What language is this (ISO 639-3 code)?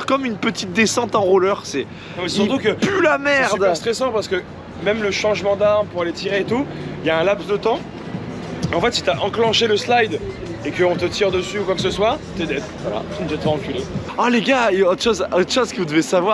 fra